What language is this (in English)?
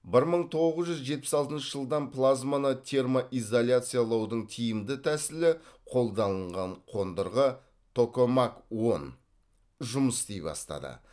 Kazakh